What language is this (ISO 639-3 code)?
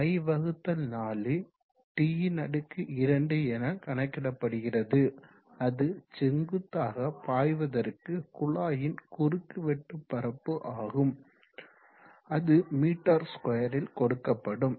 tam